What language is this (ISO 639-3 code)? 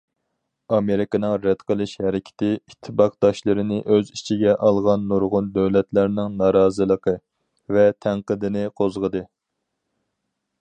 uig